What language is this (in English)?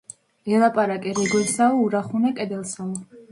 Georgian